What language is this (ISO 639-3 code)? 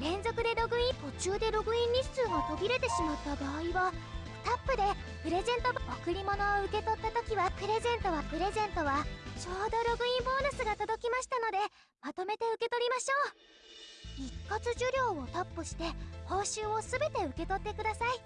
jpn